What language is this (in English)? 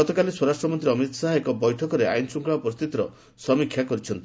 Odia